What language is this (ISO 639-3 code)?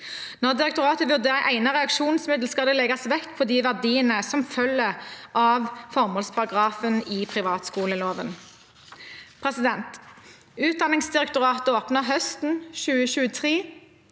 nor